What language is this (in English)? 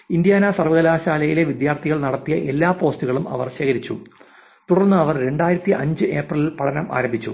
Malayalam